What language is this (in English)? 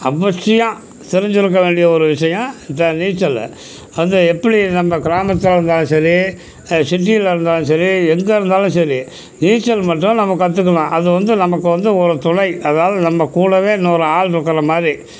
Tamil